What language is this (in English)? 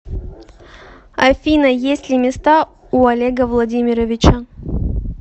Russian